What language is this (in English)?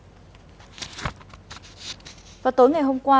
Vietnamese